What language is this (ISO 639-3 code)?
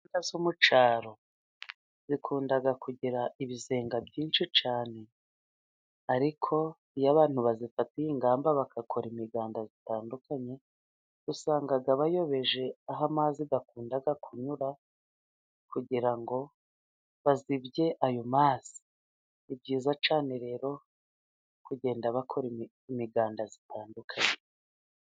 kin